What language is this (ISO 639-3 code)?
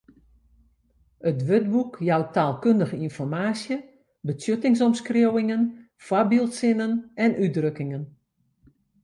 fry